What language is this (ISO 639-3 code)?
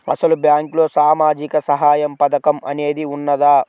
tel